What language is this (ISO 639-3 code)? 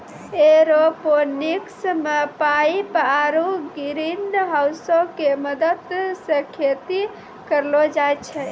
mai